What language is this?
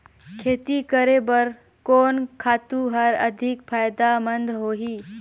Chhattisgarhi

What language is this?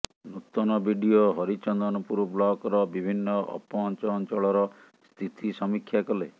Odia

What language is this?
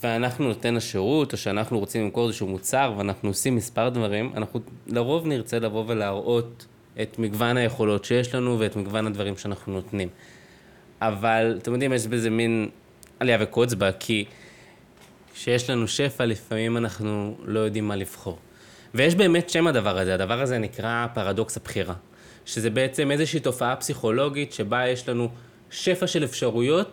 Hebrew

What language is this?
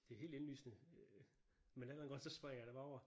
Danish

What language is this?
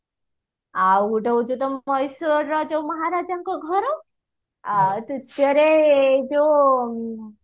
Odia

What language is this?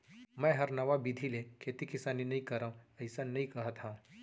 Chhattisgarhi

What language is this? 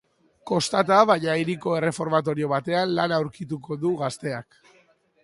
Basque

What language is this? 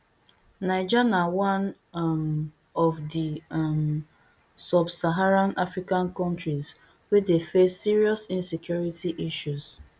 Nigerian Pidgin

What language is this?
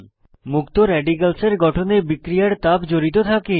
Bangla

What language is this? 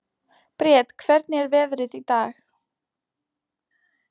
Icelandic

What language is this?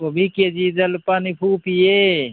Manipuri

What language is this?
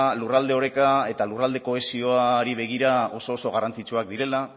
Basque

